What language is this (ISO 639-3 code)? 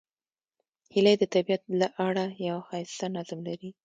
pus